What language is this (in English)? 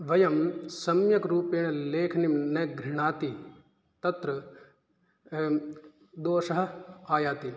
Sanskrit